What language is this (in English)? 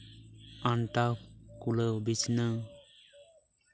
Santali